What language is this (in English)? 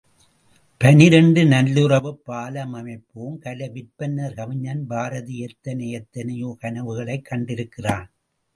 Tamil